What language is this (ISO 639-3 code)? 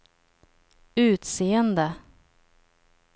swe